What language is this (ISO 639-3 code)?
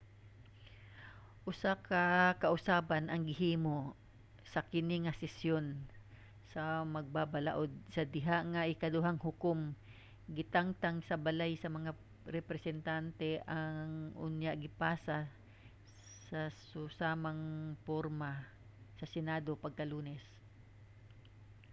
ceb